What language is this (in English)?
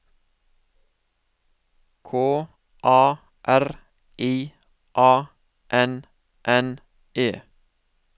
Norwegian